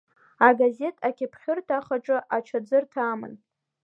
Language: Abkhazian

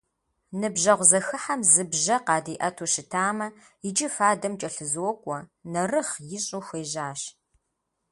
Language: Kabardian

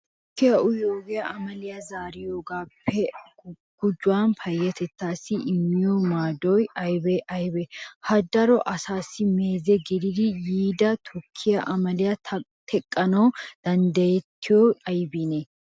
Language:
Wolaytta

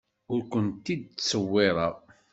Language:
Kabyle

